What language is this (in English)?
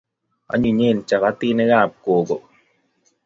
Kalenjin